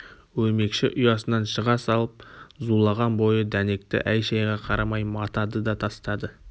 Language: Kazakh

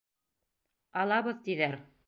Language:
Bashkir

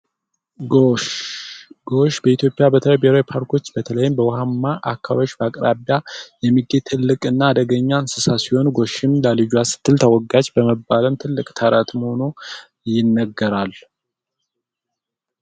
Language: Amharic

